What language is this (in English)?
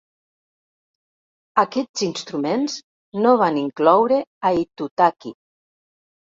Catalan